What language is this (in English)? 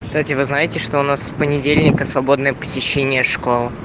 Russian